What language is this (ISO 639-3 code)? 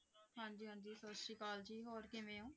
pan